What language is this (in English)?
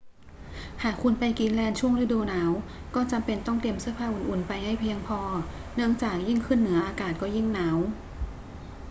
Thai